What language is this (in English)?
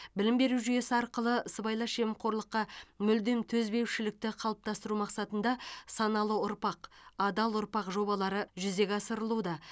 Kazakh